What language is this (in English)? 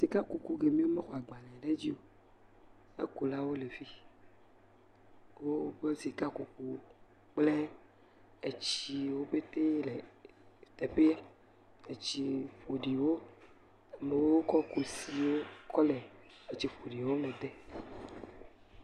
Ewe